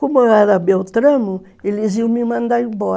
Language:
Portuguese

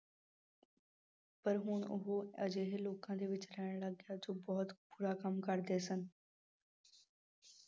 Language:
Punjabi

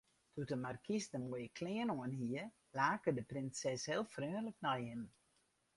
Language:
Western Frisian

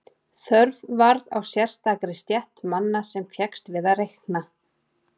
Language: Icelandic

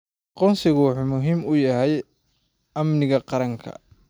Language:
Somali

